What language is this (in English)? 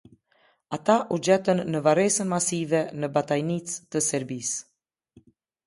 Albanian